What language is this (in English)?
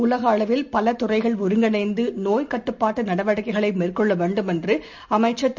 Tamil